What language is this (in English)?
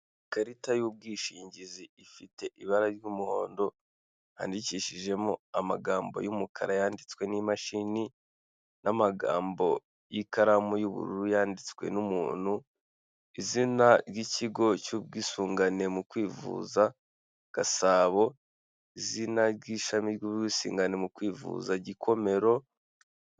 Kinyarwanda